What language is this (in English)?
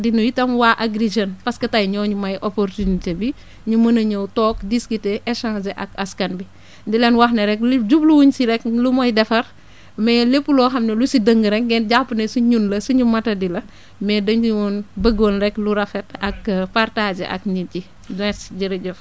Wolof